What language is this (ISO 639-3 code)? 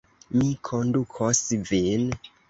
epo